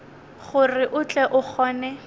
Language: Northern Sotho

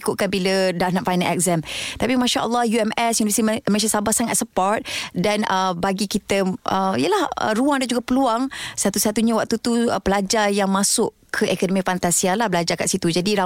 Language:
Malay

